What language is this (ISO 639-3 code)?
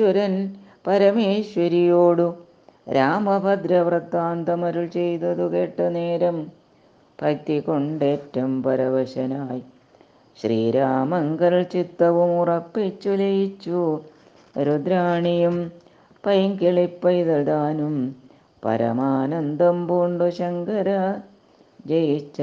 mal